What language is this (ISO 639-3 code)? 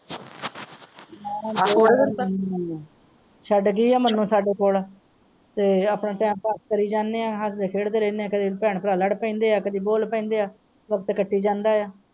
pan